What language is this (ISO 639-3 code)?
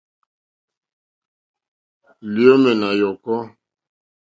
bri